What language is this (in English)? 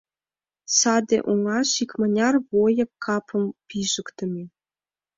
Mari